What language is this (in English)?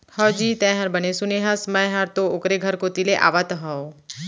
Chhattisgarhi